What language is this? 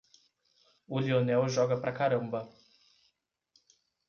Portuguese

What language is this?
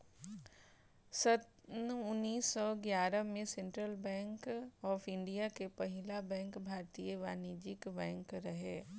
Bhojpuri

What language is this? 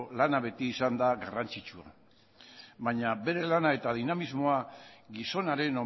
Basque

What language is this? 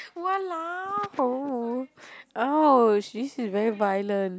English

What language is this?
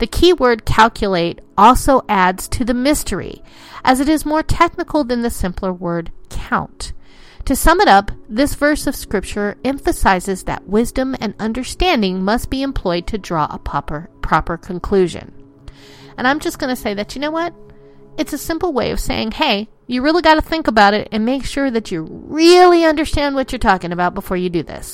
English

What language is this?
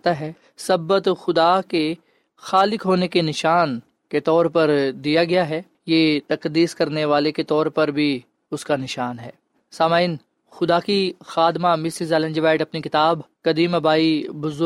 Urdu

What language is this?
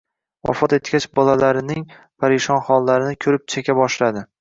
Uzbek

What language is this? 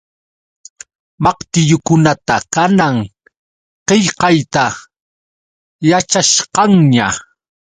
Yauyos Quechua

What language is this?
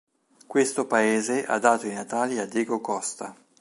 Italian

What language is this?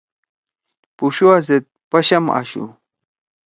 Torwali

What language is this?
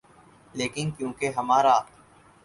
Urdu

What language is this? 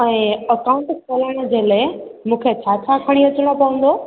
Sindhi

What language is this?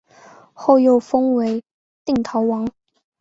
Chinese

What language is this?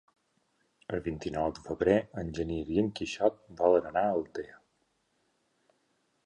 Catalan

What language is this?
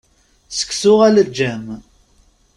Kabyle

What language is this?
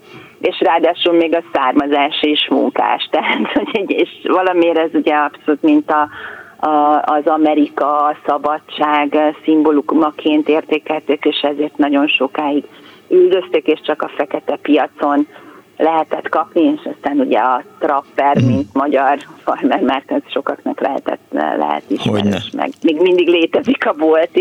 Hungarian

